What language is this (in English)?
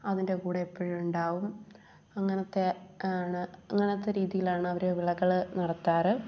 Malayalam